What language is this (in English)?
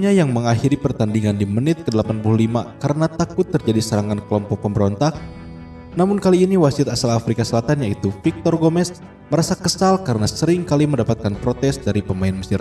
Indonesian